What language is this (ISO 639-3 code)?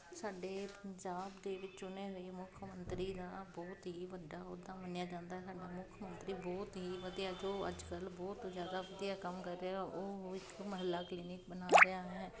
pan